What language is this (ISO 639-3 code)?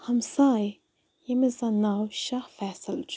kas